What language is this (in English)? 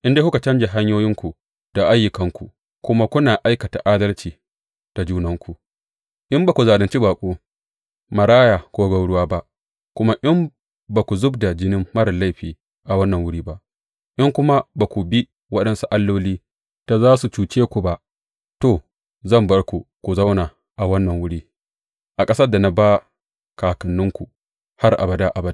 Hausa